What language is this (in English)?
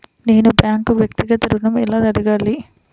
Telugu